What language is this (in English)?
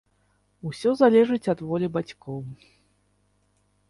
Belarusian